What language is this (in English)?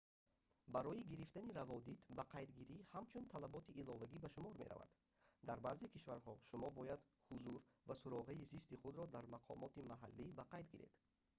Tajik